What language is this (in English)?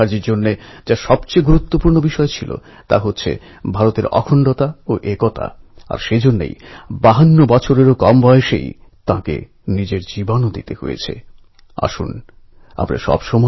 Bangla